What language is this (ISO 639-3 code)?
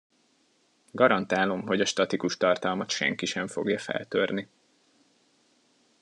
hun